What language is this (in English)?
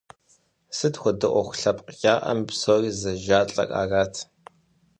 Kabardian